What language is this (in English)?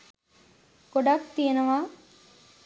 Sinhala